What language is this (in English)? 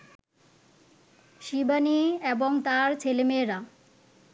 Bangla